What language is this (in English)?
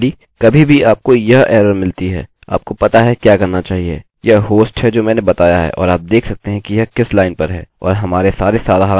Hindi